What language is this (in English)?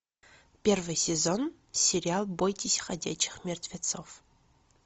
Russian